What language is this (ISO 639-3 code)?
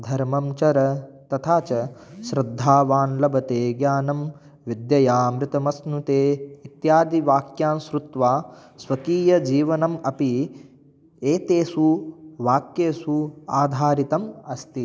san